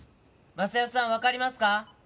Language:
Japanese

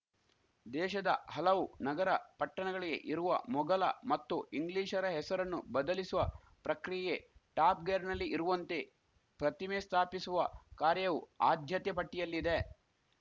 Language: Kannada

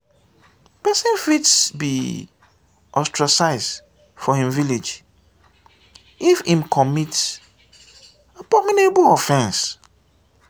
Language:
Nigerian Pidgin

